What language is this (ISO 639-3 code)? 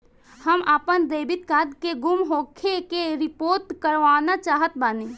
bho